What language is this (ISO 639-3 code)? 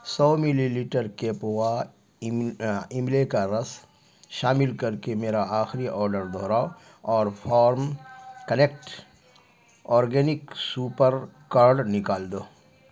urd